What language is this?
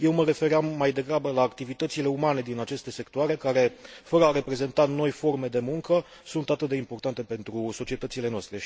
Romanian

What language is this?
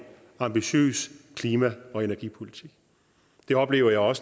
Danish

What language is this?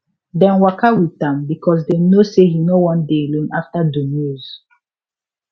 Nigerian Pidgin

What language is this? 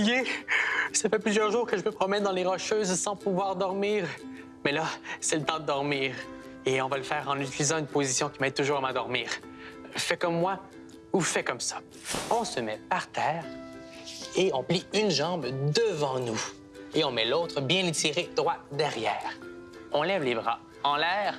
French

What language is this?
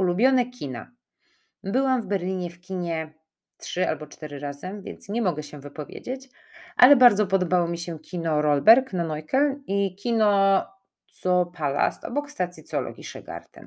Polish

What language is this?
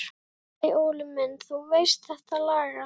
Icelandic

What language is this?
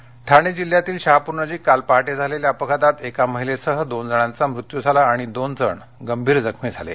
Marathi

